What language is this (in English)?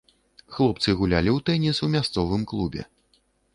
Belarusian